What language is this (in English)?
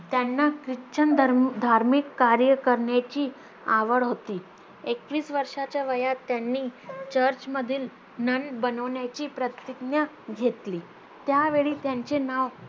Marathi